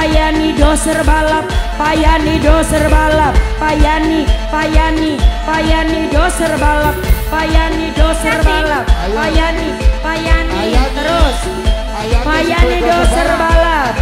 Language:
Indonesian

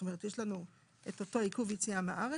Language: Hebrew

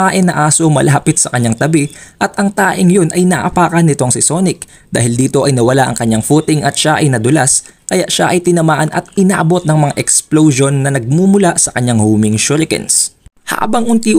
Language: Filipino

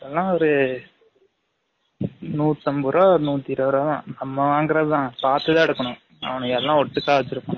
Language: Tamil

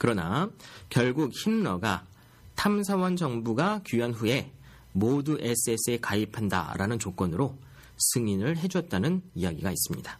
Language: Korean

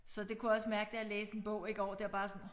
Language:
Danish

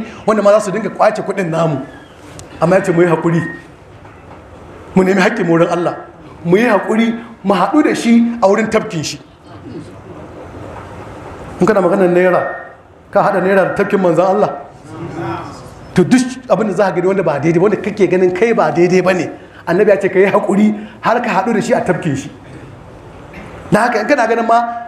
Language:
Arabic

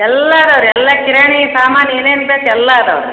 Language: Kannada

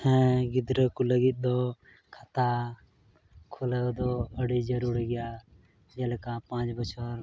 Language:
Santali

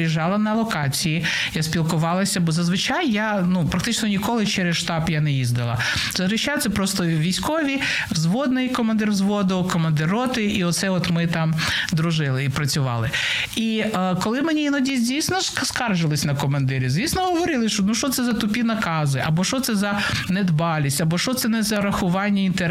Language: Ukrainian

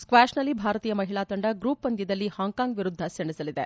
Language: Kannada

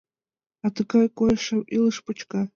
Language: Mari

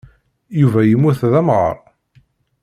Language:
Kabyle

